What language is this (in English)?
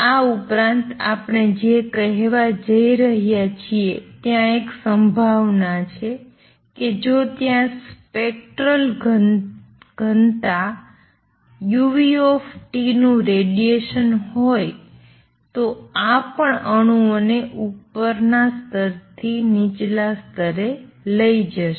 Gujarati